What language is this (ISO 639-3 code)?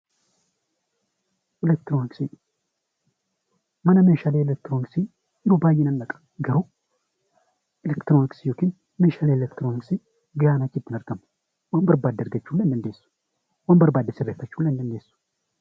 orm